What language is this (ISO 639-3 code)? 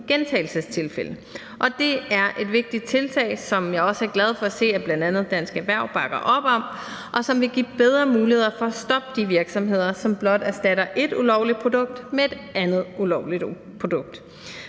dan